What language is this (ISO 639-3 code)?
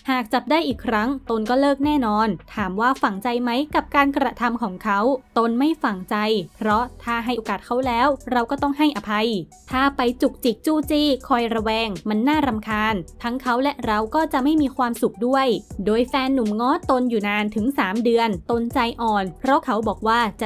tha